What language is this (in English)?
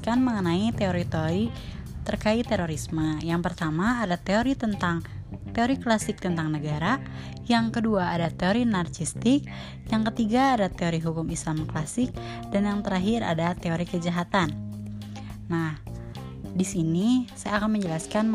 Indonesian